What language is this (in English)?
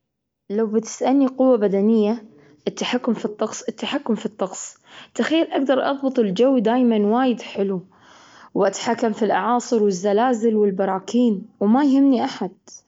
Gulf Arabic